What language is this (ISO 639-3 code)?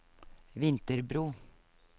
nor